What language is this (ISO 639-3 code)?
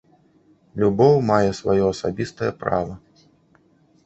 bel